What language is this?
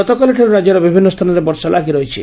Odia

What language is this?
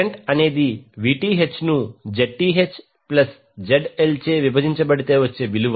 Telugu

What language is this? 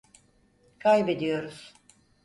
Turkish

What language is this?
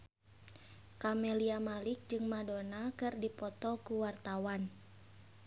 Sundanese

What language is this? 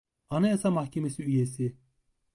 Turkish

